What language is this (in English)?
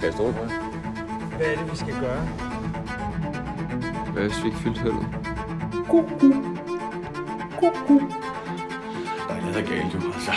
Danish